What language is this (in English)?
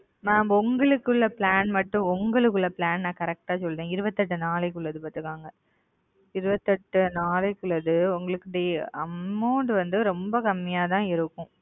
Tamil